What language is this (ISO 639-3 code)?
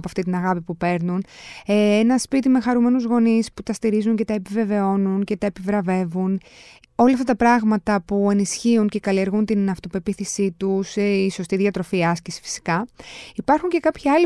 ell